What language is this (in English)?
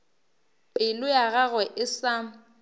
Northern Sotho